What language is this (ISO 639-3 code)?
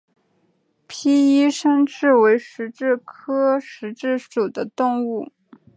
zho